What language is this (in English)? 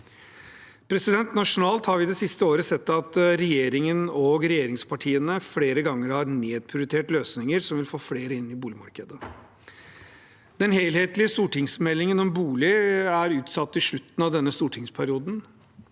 Norwegian